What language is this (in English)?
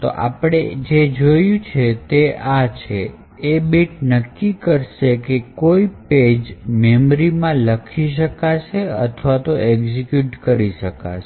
Gujarati